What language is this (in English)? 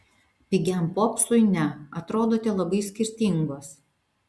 Lithuanian